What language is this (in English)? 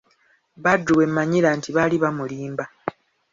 Ganda